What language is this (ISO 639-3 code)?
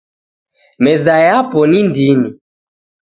dav